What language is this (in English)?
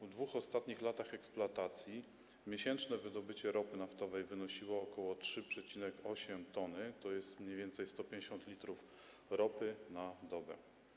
Polish